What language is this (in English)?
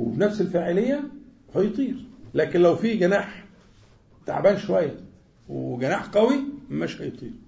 Arabic